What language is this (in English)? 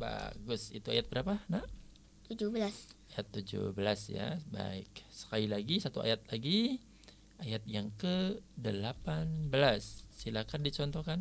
Indonesian